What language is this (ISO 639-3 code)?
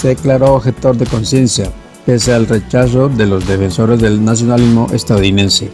spa